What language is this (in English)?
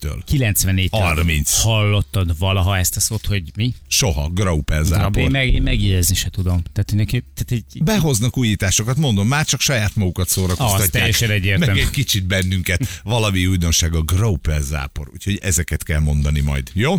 Hungarian